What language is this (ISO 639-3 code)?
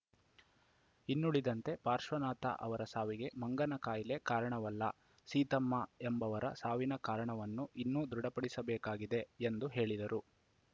kan